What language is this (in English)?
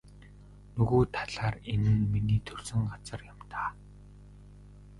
Mongolian